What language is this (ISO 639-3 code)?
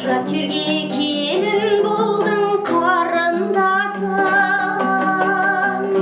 kaz